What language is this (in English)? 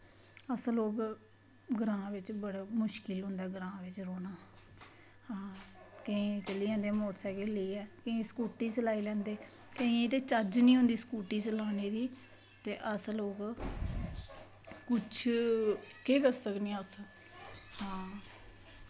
Dogri